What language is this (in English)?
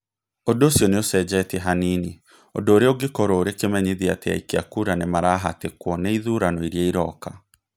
Kikuyu